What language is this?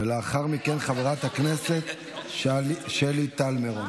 Hebrew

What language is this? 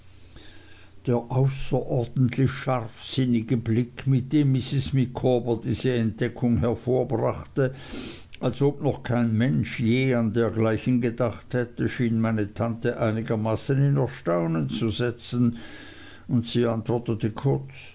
German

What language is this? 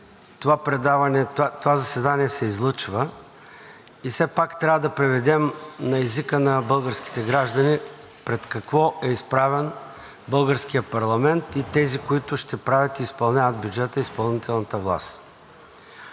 Bulgarian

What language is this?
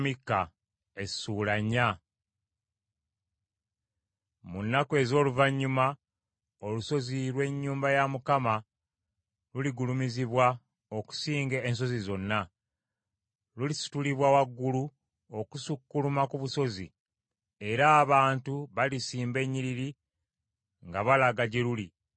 Ganda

